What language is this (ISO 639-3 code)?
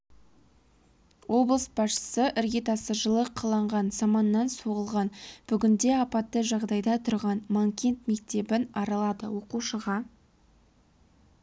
kaz